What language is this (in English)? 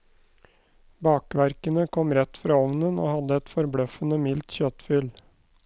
Norwegian